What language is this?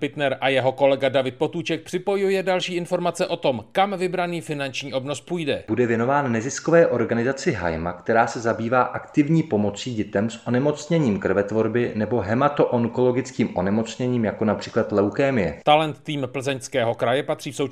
Czech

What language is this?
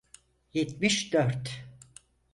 Turkish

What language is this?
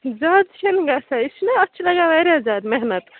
Kashmiri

